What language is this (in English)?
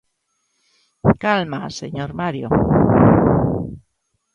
Galician